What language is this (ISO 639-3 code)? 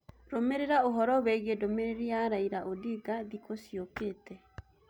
kik